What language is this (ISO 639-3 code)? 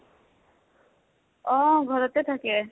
asm